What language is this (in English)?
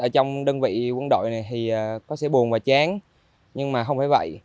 Vietnamese